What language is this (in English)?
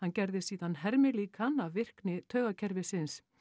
Icelandic